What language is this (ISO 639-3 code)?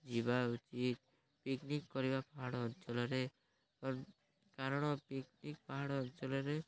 ori